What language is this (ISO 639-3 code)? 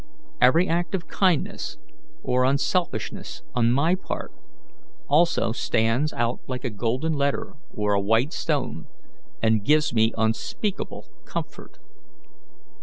eng